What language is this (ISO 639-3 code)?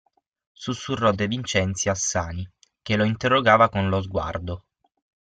ita